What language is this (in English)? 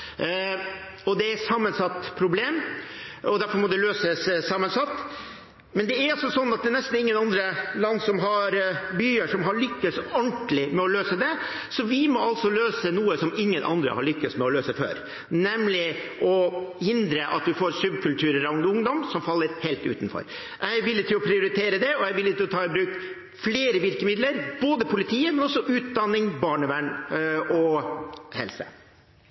Norwegian Bokmål